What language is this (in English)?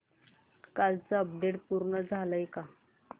Marathi